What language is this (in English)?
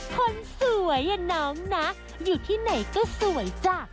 Thai